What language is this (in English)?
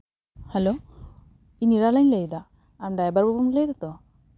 Santali